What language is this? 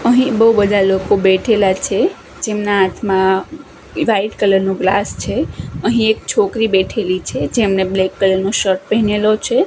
Gujarati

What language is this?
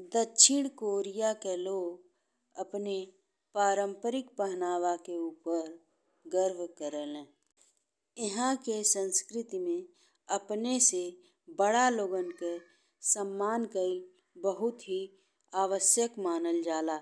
Bhojpuri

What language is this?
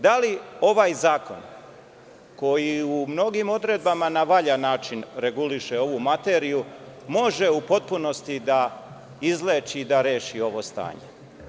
Serbian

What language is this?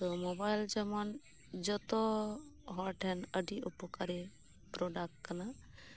Santali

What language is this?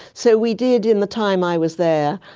English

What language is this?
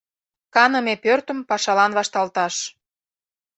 Mari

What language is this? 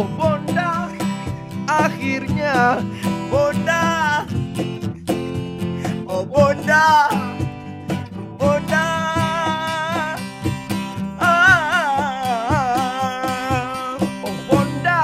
Malay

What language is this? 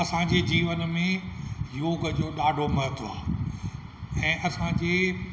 Sindhi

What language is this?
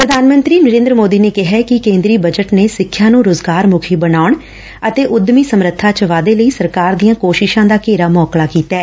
Punjabi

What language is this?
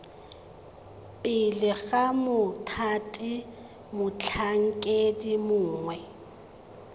Tswana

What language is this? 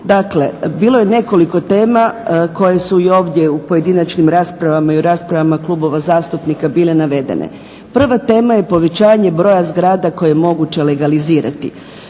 Croatian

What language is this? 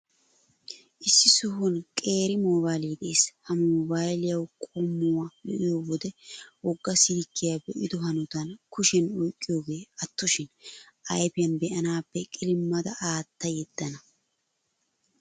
Wolaytta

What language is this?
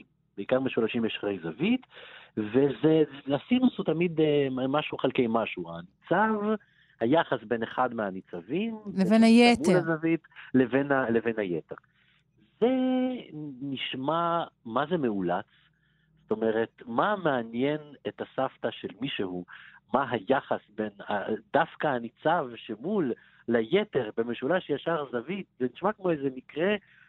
Hebrew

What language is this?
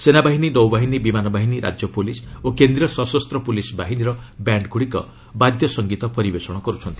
Odia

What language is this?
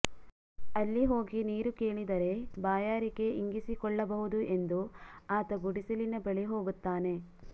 Kannada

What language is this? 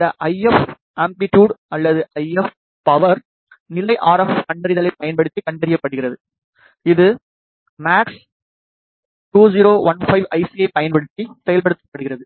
Tamil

